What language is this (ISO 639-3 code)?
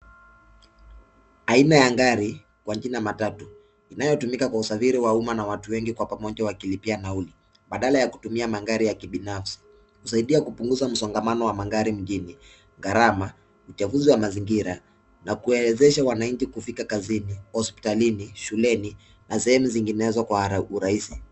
swa